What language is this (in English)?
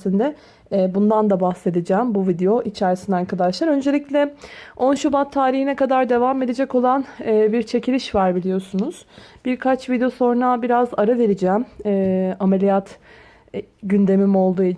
Turkish